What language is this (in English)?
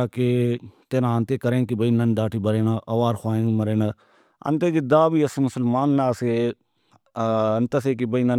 Brahui